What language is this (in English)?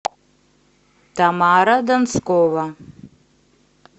Russian